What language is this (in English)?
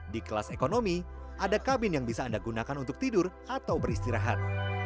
Indonesian